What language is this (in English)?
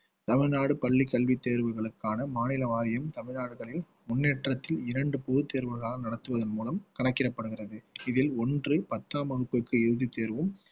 Tamil